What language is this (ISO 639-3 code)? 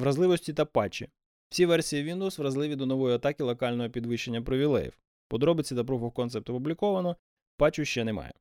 ukr